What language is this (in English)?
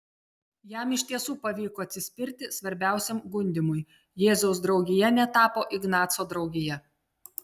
Lithuanian